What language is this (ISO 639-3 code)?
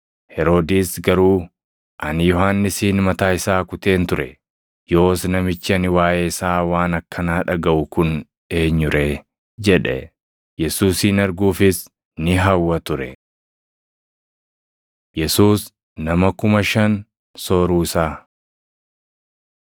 orm